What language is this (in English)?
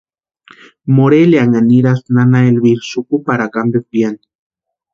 Western Highland Purepecha